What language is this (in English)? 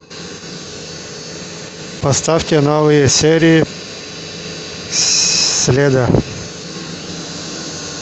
Russian